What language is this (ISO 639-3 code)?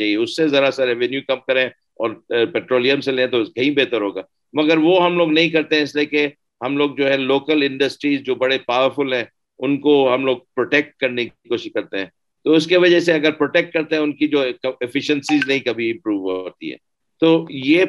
urd